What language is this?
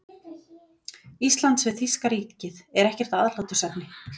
Icelandic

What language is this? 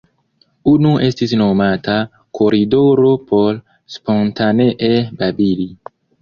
Esperanto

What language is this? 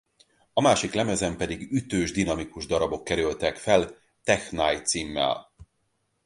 Hungarian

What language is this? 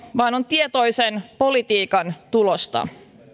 Finnish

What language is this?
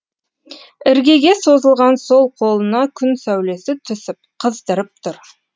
Kazakh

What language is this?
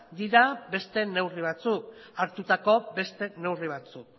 Basque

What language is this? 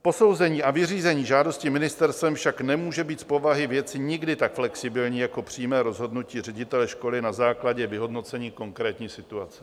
Czech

